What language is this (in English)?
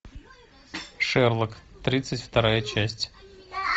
Russian